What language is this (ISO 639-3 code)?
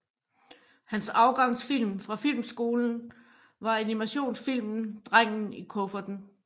dan